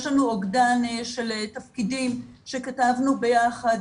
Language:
Hebrew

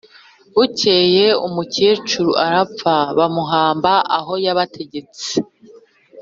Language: Kinyarwanda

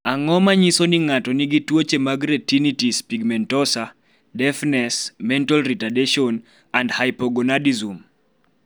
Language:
Luo (Kenya and Tanzania)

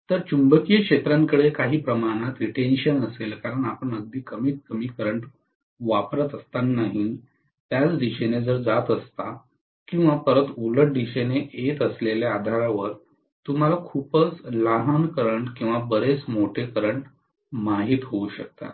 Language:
Marathi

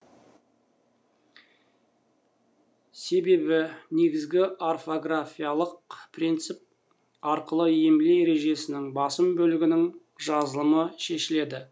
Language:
Kazakh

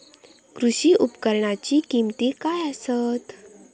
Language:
Marathi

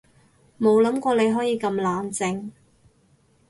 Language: Cantonese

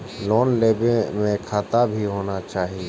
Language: Maithili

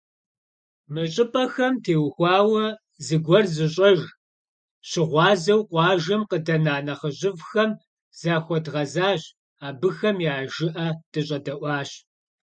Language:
Kabardian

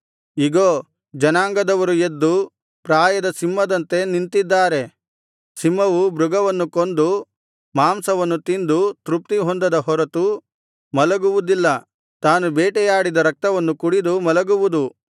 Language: Kannada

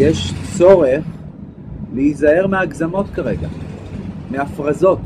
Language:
Hebrew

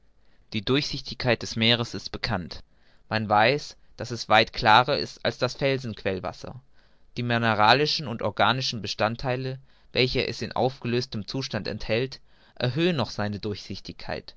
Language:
German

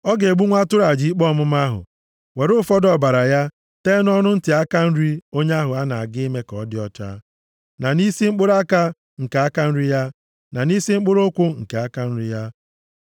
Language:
Igbo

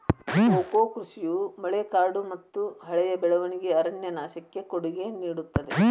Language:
Kannada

